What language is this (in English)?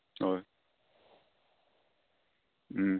Assamese